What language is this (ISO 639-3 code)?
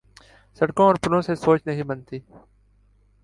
urd